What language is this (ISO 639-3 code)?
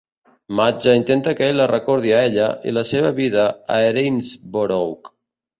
cat